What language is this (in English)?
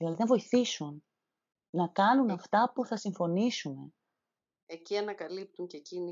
Greek